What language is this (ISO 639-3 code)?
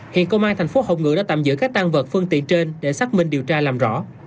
vie